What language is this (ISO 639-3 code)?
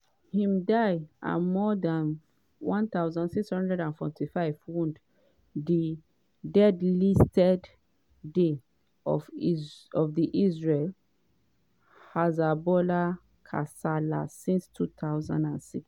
pcm